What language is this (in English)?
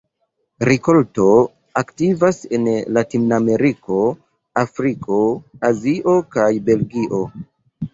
Esperanto